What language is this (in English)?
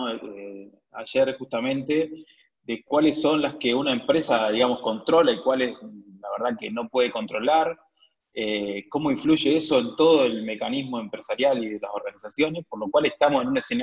Spanish